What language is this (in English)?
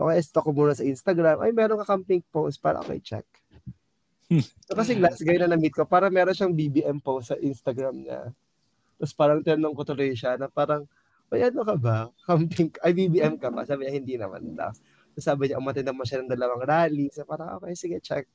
Filipino